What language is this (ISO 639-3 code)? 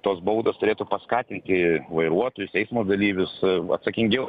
lit